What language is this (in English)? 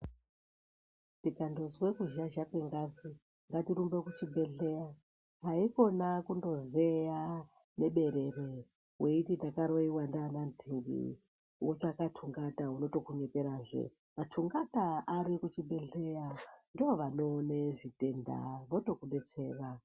Ndau